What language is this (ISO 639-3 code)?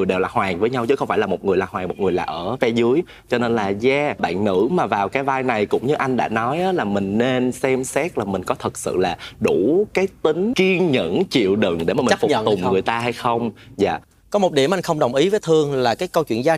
vie